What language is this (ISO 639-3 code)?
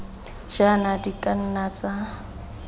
tsn